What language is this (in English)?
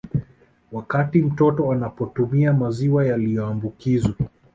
Swahili